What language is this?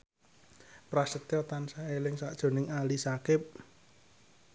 Javanese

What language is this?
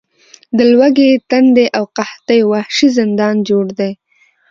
Pashto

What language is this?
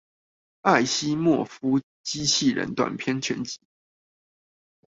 Chinese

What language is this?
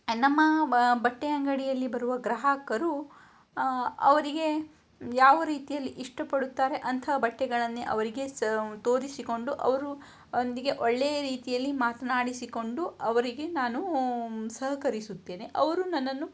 Kannada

